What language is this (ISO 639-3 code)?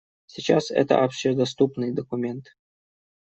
rus